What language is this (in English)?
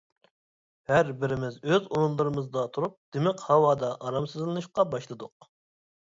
Uyghur